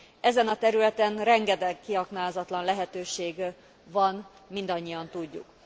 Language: Hungarian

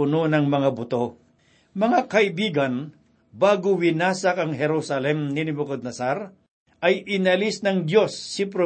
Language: Filipino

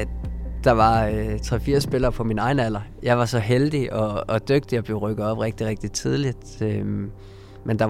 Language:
Danish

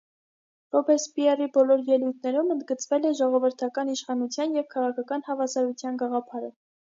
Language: Armenian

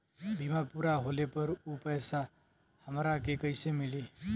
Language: Bhojpuri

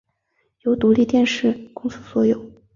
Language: Chinese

